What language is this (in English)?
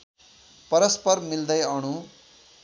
Nepali